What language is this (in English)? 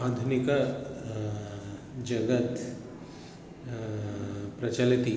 Sanskrit